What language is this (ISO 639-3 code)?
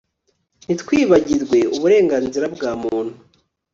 kin